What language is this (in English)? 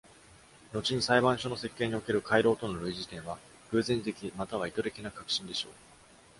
Japanese